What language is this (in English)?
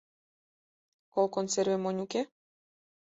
Mari